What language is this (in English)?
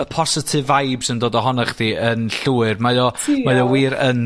Welsh